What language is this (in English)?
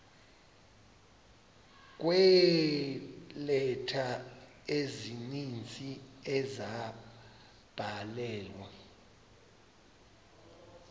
Xhosa